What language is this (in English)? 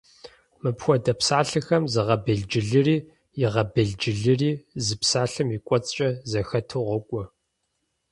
Kabardian